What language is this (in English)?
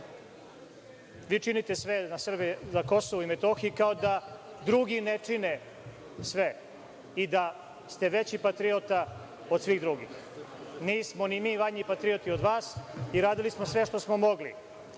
Serbian